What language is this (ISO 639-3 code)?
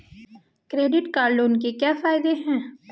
hin